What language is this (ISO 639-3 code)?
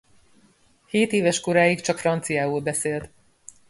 hun